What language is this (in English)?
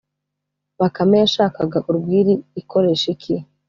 Kinyarwanda